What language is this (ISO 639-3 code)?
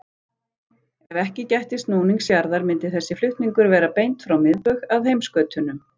isl